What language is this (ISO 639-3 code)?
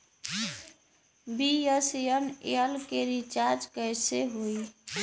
bho